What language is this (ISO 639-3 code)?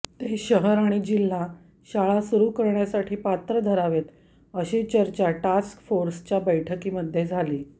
mar